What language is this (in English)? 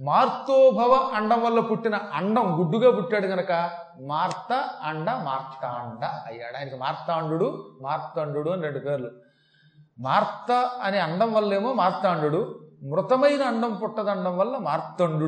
Telugu